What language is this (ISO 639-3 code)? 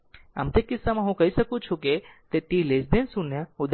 guj